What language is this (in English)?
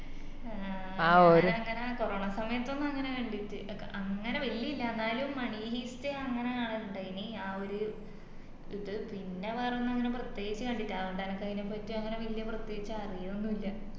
Malayalam